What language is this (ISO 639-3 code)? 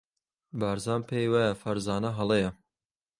ckb